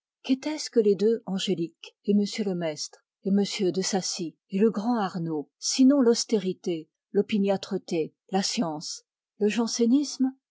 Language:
French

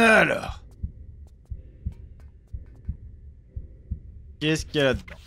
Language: French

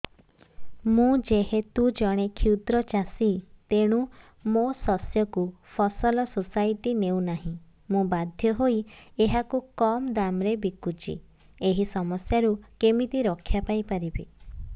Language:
Odia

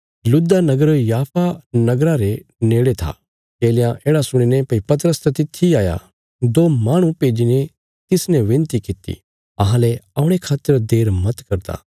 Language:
Bilaspuri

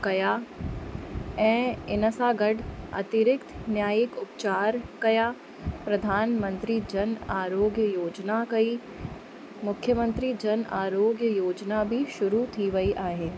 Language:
Sindhi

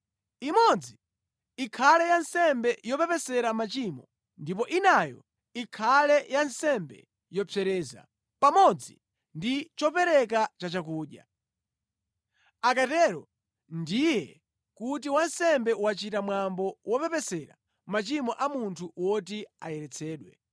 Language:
Nyanja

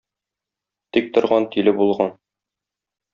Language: Tatar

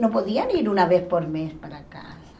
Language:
Portuguese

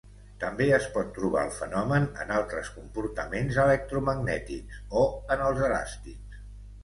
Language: Catalan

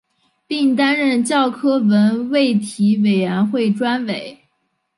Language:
Chinese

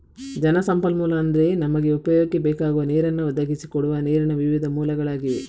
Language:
Kannada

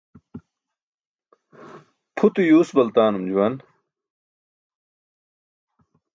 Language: Burushaski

